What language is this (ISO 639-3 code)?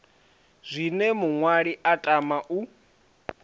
ven